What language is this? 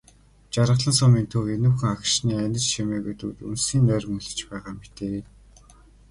Mongolian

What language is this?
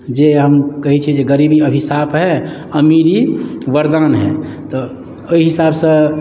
Maithili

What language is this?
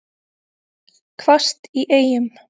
Icelandic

